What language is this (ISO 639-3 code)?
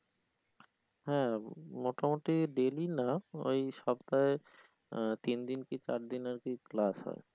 ben